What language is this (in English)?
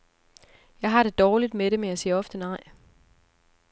Danish